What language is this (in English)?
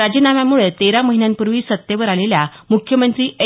Marathi